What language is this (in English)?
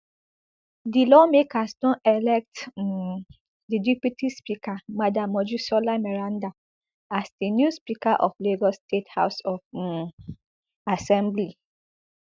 Nigerian Pidgin